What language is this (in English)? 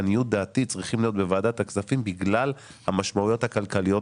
Hebrew